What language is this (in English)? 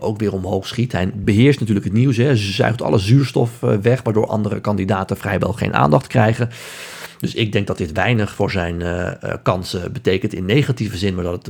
Dutch